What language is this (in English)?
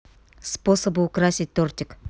Russian